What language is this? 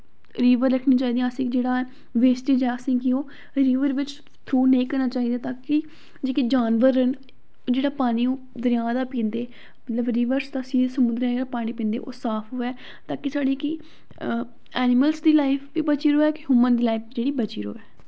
Dogri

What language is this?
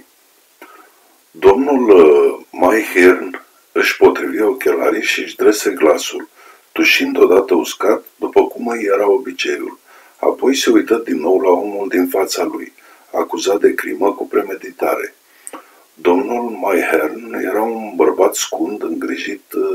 Romanian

